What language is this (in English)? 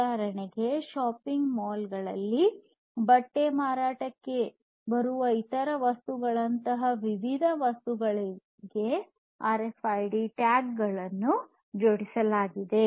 Kannada